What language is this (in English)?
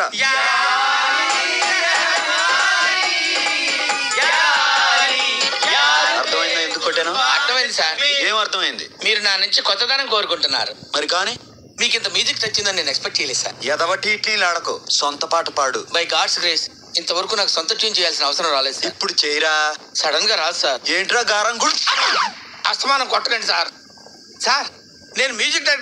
Telugu